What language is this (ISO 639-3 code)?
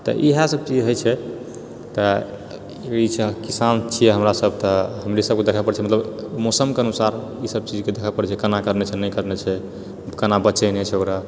mai